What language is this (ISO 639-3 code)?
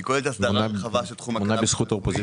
heb